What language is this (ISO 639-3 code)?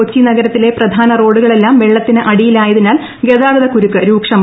mal